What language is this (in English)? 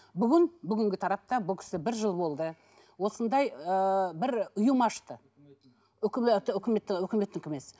Kazakh